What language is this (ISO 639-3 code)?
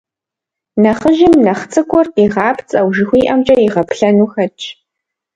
kbd